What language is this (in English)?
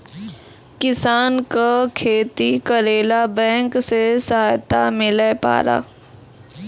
Maithili